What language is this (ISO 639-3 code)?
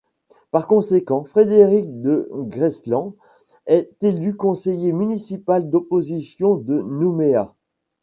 fra